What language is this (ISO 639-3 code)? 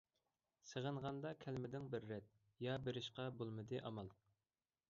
uig